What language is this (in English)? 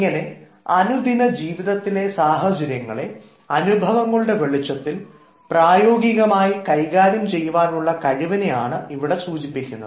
Malayalam